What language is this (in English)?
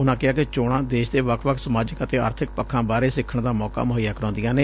Punjabi